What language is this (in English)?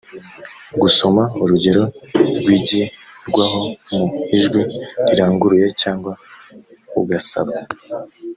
Kinyarwanda